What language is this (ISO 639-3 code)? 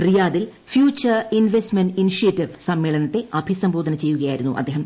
mal